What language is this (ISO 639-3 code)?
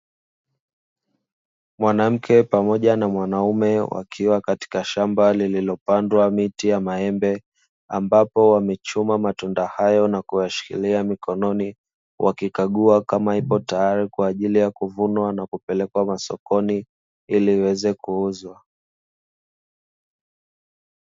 swa